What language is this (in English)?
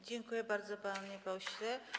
Polish